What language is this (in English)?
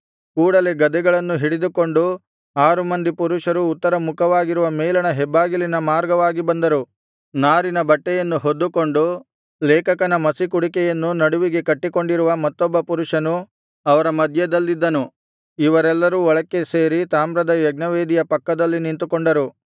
Kannada